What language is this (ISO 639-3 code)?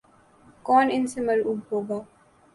urd